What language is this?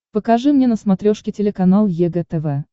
Russian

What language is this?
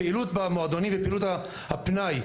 Hebrew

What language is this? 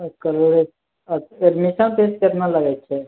Maithili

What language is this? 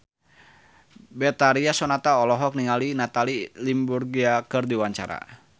Sundanese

